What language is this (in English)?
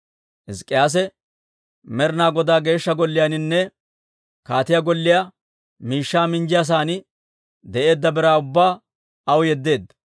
Dawro